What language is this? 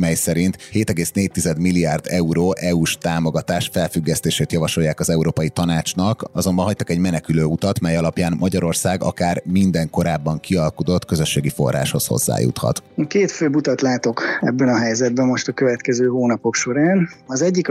Hungarian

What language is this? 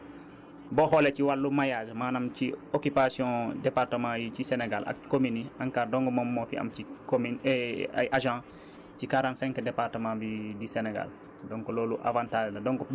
Wolof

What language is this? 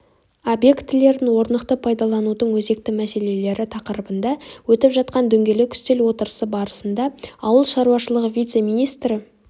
Kazakh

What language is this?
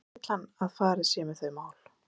Icelandic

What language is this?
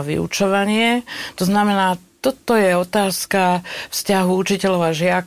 Slovak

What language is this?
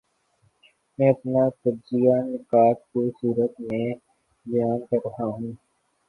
Urdu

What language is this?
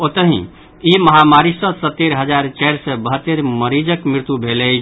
Maithili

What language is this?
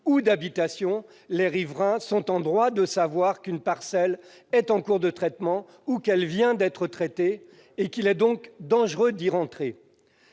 French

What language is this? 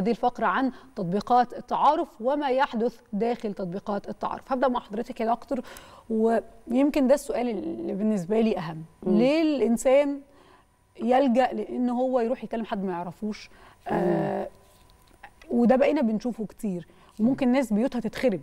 Arabic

